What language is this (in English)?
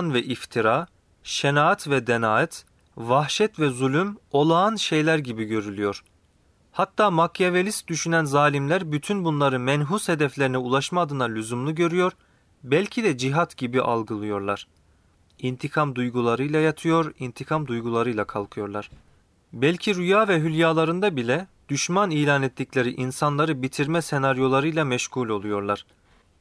Turkish